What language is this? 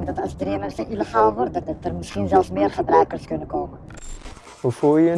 Dutch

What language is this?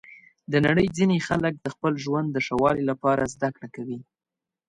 Pashto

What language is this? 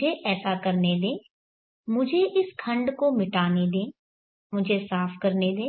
Hindi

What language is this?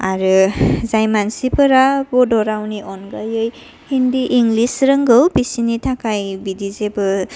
Bodo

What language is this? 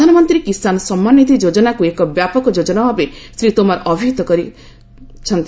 Odia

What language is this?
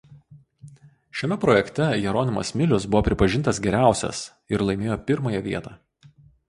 Lithuanian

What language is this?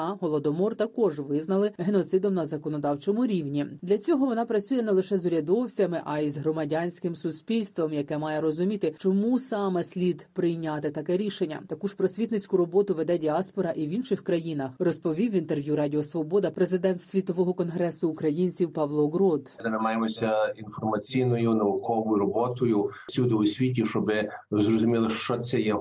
Ukrainian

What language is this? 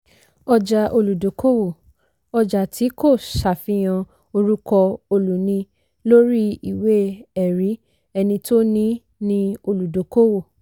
Yoruba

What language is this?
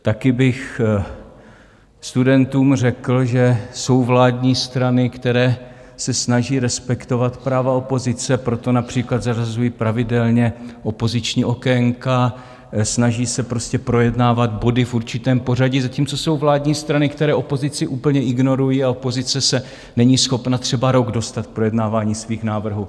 Czech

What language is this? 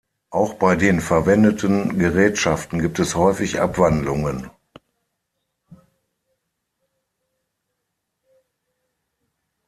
German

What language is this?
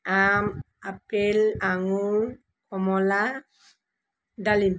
Assamese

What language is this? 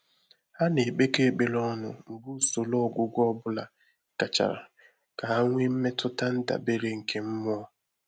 Igbo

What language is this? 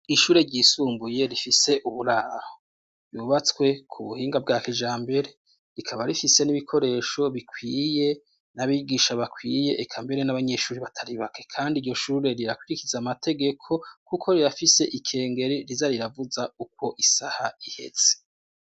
Rundi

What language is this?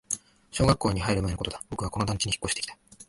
Japanese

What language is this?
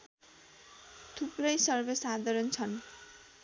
Nepali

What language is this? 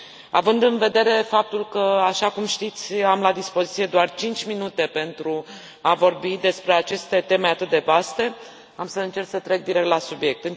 Romanian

